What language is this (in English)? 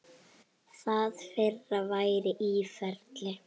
Icelandic